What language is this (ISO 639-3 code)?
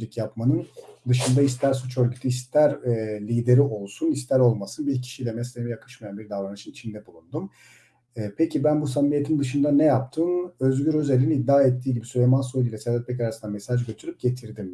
tur